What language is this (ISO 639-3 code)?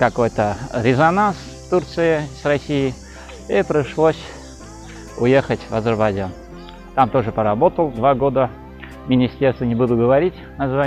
rus